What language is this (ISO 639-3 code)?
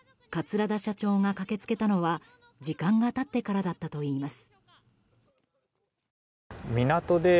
jpn